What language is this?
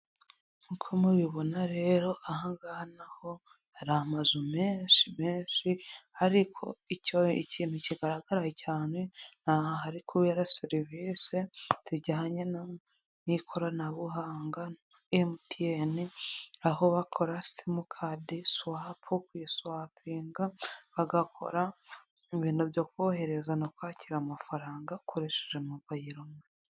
Kinyarwanda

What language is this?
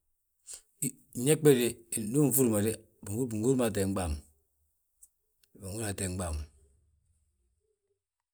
Balanta-Ganja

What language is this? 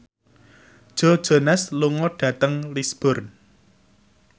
Javanese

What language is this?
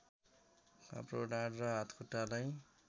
Nepali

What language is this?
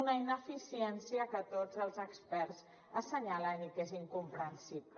Catalan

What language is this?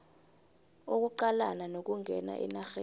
South Ndebele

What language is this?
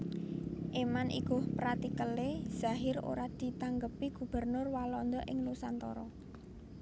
Javanese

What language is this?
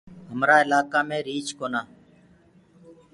Gurgula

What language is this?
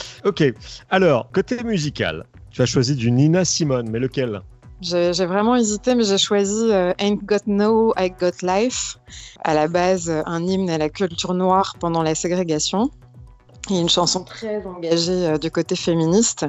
French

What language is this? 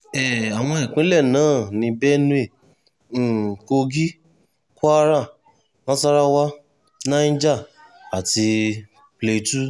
Yoruba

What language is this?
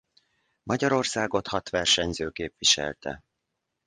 Hungarian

